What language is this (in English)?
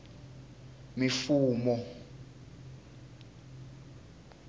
Tsonga